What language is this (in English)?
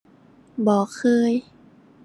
Thai